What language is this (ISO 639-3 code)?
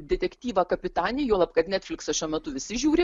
lit